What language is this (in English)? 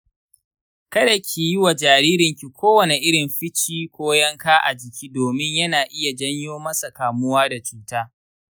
Hausa